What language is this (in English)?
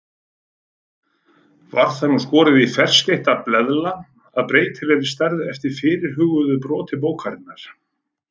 Icelandic